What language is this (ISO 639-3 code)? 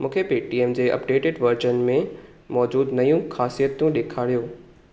snd